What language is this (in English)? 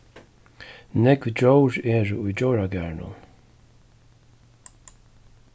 Faroese